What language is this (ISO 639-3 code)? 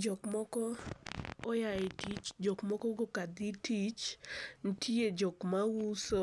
luo